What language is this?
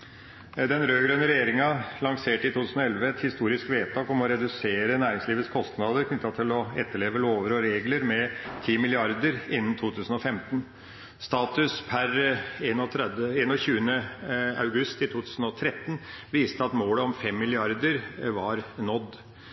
Norwegian Bokmål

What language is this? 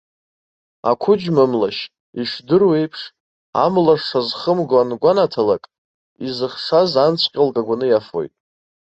Abkhazian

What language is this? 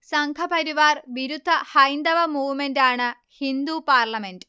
Malayalam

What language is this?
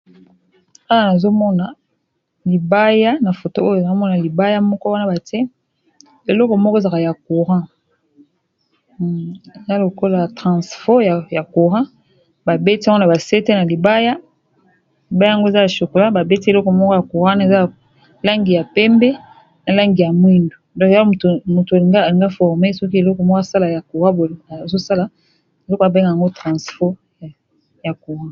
Lingala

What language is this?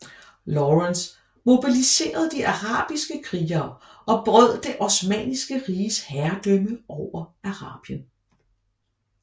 Danish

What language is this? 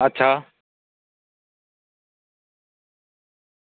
Dogri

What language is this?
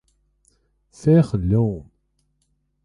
Irish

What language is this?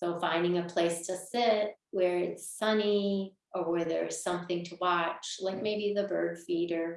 English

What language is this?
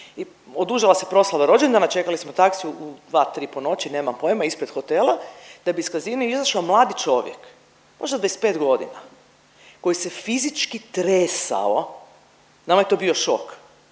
Croatian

